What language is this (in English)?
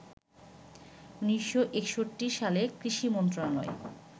Bangla